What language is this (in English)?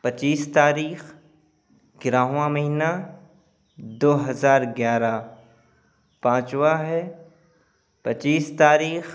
Urdu